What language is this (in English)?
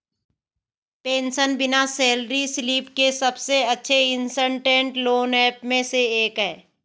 Hindi